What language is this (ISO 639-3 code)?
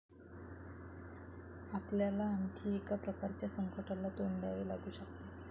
mar